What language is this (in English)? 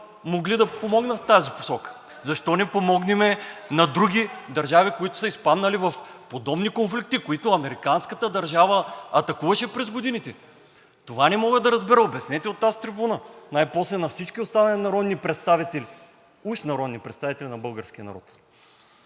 Bulgarian